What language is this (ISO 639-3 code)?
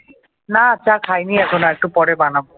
ben